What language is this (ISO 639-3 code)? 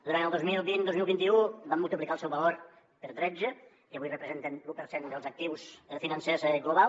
cat